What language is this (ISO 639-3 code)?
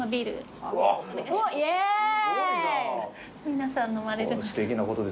jpn